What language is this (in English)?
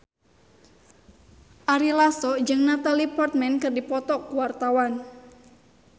Sundanese